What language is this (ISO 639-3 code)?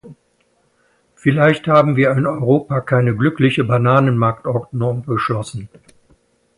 deu